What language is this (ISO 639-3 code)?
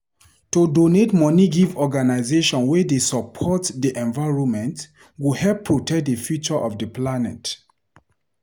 pcm